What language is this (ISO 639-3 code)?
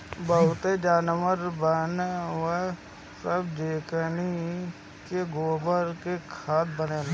bho